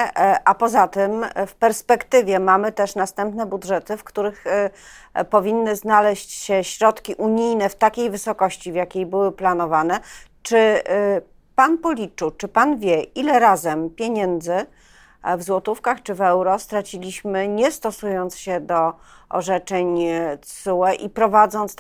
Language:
Polish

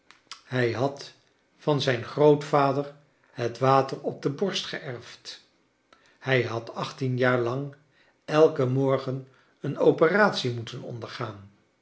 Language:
Dutch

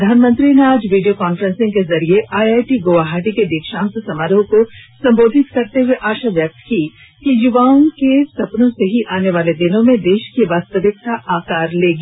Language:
Hindi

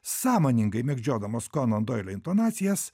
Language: Lithuanian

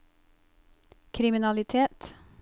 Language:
Norwegian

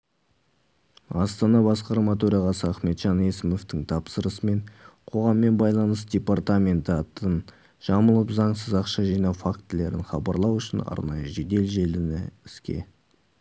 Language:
Kazakh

